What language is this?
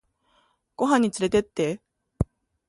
Japanese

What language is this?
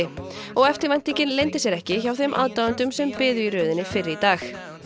Icelandic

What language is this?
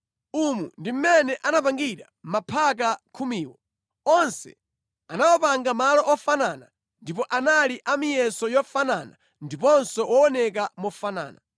Nyanja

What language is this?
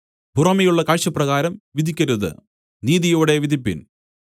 Malayalam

